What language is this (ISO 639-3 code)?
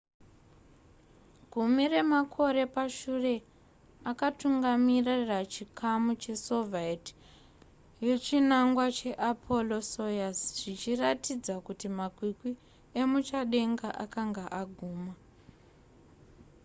sna